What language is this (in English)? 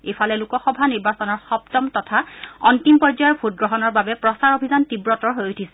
Assamese